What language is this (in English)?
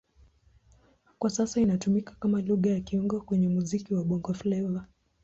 Swahili